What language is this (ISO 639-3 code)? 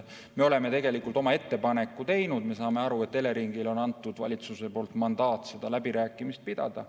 est